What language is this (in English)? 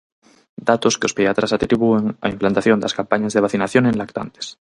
Galician